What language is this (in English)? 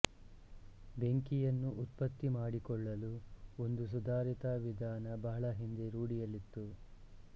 Kannada